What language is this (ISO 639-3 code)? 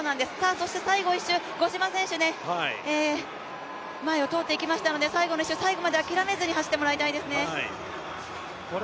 jpn